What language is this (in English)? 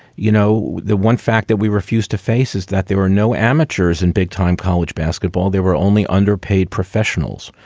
English